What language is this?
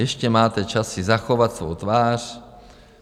Czech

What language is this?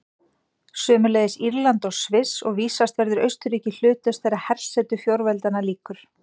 Icelandic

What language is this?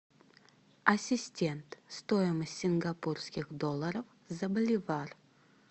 Russian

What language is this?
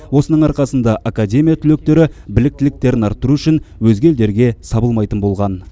Kazakh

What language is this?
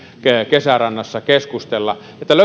Finnish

